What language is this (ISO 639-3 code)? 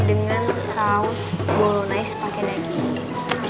ind